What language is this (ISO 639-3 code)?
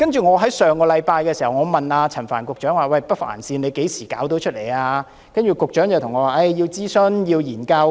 yue